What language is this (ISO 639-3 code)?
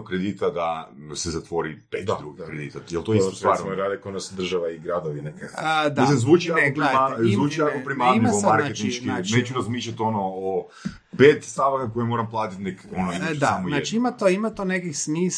hrv